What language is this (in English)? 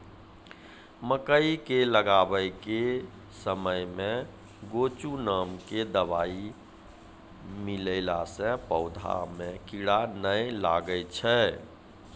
Maithili